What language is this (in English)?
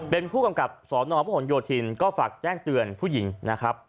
Thai